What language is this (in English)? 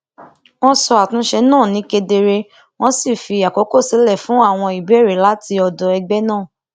Yoruba